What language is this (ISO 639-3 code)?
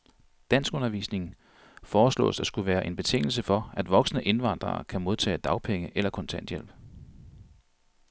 dan